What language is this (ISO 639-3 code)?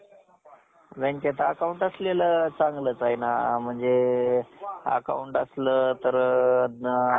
mar